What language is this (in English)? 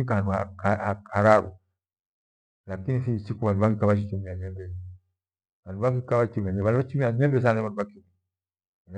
Gweno